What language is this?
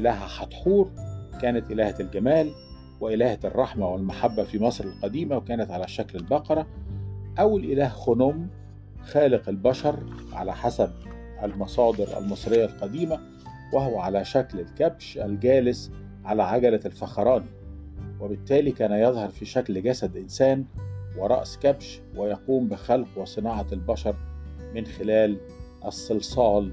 Arabic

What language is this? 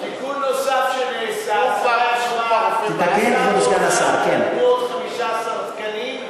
Hebrew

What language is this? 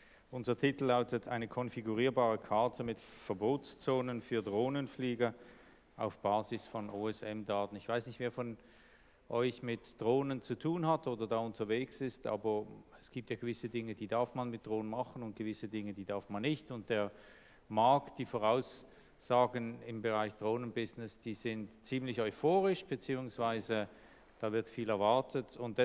German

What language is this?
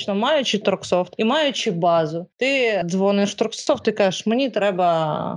Ukrainian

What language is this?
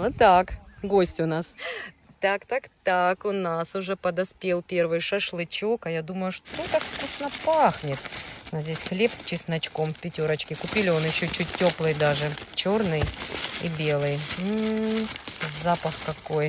Russian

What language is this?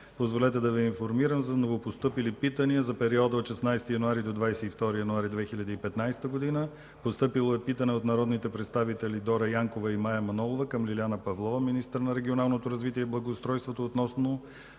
Bulgarian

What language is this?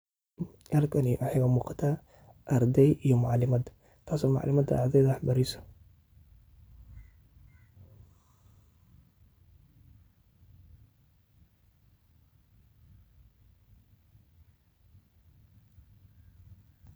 Somali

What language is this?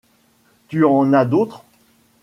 French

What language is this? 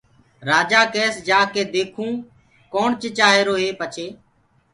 Gurgula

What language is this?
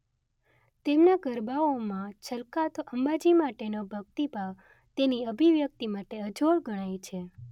Gujarati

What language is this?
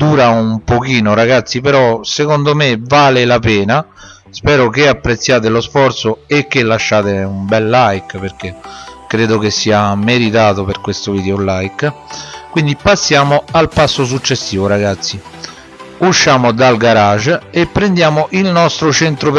Italian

